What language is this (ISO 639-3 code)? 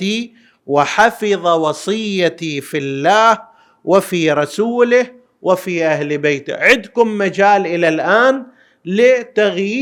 ara